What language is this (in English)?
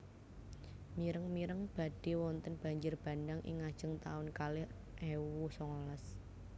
Javanese